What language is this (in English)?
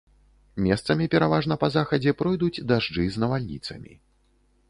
Belarusian